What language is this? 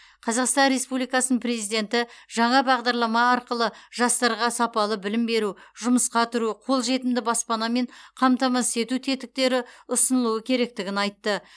Kazakh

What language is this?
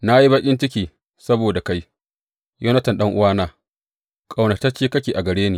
Hausa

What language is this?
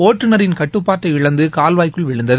Tamil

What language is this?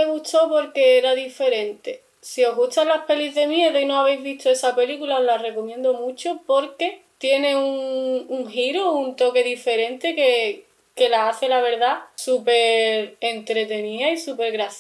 Spanish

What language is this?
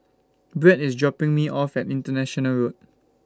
English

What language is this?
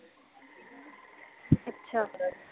Punjabi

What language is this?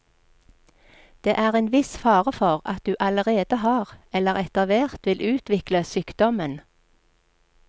Norwegian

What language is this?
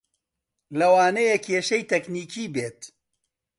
Central Kurdish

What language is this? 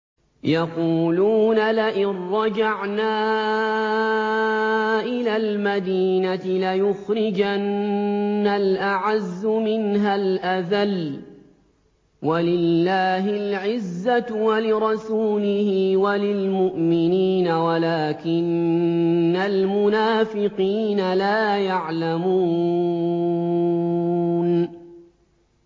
Arabic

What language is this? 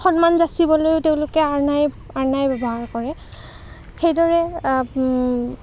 Assamese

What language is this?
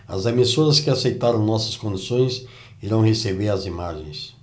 Portuguese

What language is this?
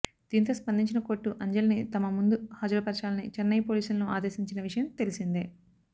Telugu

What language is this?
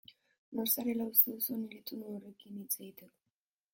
Basque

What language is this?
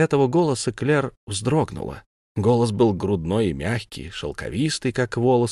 Russian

